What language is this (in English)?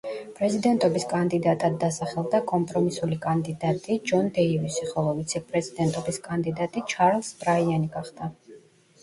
Georgian